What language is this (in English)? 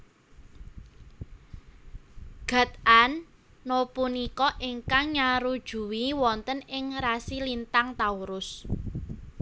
Javanese